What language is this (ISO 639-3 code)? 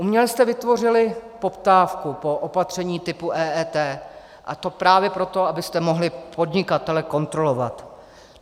ces